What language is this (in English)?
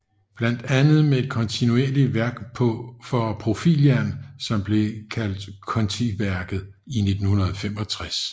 Danish